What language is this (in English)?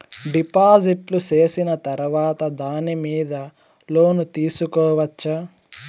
Telugu